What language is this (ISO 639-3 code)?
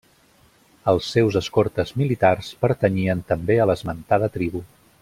cat